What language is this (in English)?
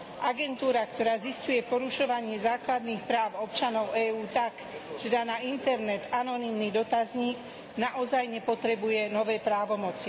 Slovak